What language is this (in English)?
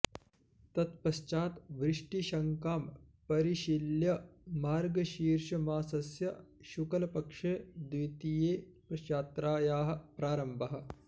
Sanskrit